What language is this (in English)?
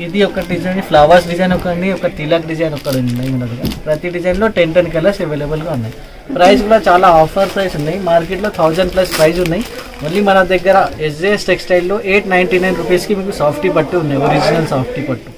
Hindi